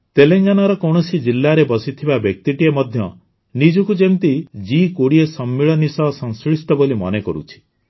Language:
Odia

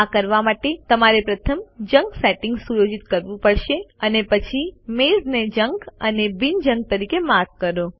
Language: Gujarati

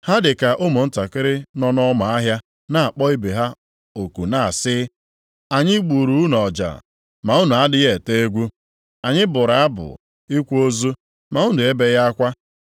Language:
Igbo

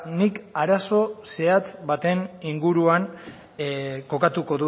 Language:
Basque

